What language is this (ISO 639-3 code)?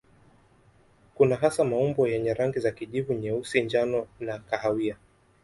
swa